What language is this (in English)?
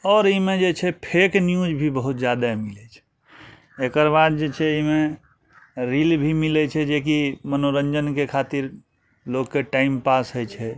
Maithili